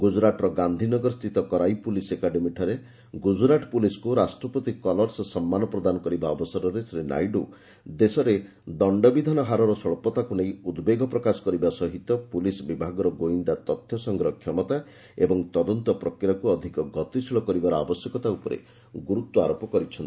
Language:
Odia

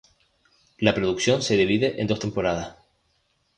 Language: Spanish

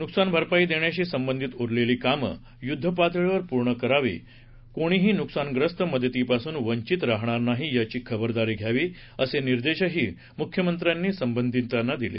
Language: Marathi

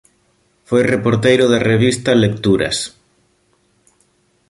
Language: Galician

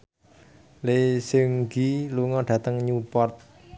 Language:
Javanese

